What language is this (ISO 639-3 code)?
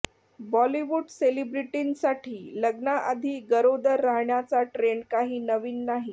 mar